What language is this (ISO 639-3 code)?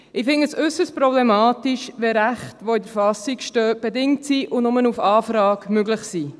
gsw